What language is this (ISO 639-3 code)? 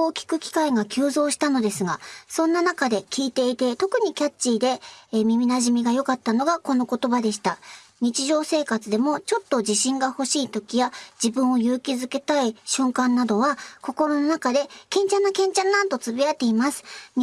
jpn